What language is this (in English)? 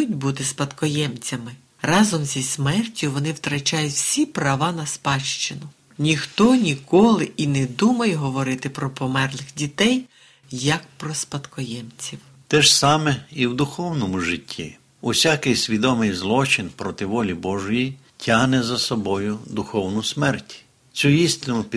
Ukrainian